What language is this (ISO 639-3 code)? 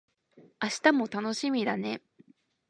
jpn